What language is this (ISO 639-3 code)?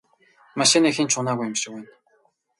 mon